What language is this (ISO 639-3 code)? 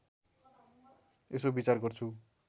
nep